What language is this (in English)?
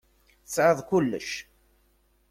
Kabyle